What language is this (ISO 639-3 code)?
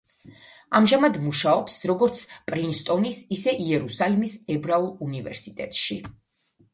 kat